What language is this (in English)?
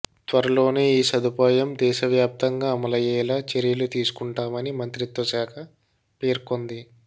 Telugu